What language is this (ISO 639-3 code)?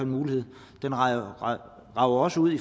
dan